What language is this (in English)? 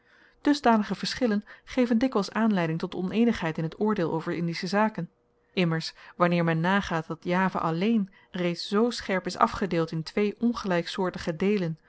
Dutch